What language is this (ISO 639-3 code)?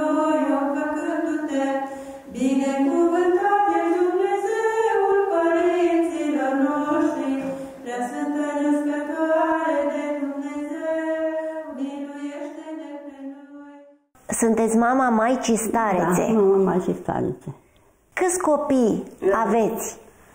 ron